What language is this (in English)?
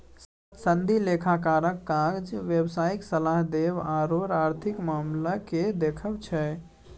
Maithili